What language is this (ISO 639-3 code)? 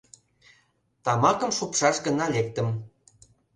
chm